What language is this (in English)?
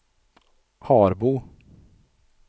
Swedish